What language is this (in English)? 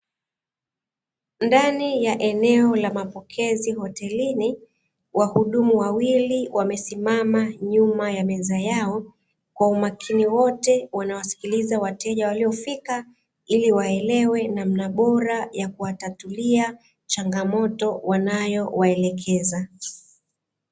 Swahili